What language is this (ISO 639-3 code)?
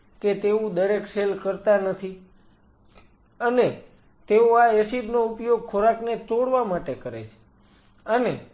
guj